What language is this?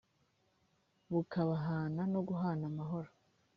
Kinyarwanda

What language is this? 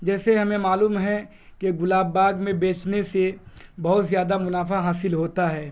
Urdu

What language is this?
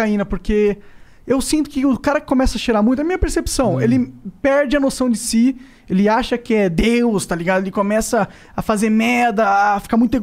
Portuguese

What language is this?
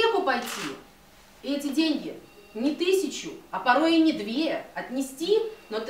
Russian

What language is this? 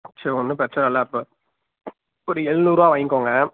Tamil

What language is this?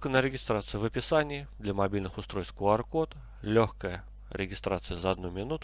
Russian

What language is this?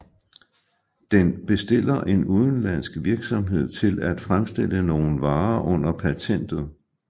Danish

